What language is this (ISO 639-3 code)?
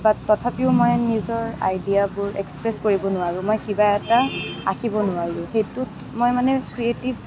asm